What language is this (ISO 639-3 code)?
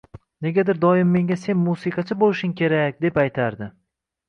uzb